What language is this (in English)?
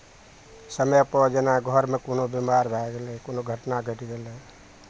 Maithili